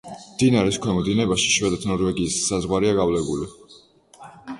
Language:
Georgian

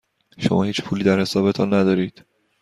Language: Persian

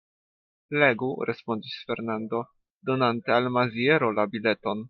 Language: Esperanto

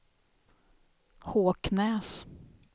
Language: Swedish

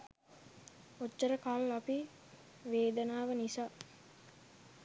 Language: Sinhala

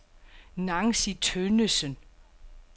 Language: Danish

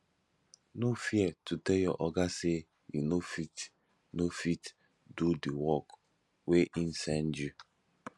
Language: Nigerian Pidgin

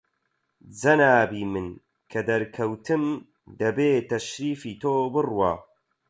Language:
Central Kurdish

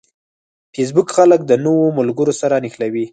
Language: Pashto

